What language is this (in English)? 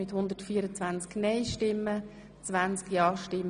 Swiss German